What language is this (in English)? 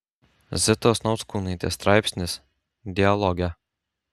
Lithuanian